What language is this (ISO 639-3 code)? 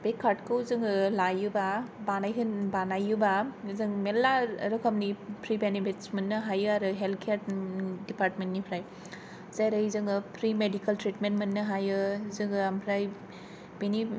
brx